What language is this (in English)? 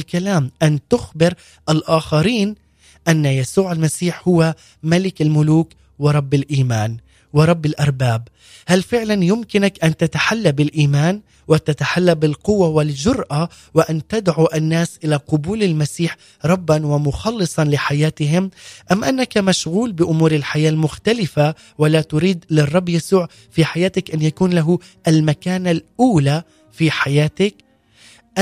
Arabic